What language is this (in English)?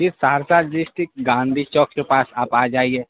Urdu